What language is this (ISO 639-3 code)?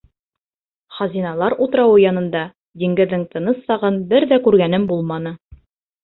bak